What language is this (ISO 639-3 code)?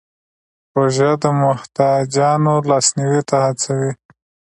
pus